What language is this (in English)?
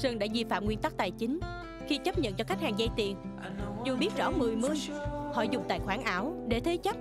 Vietnamese